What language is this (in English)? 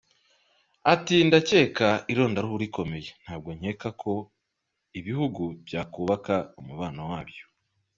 Kinyarwanda